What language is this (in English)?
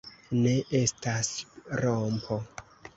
Esperanto